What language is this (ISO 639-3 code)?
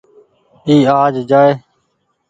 gig